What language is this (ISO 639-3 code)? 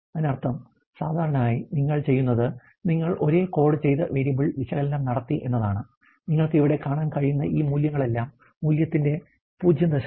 mal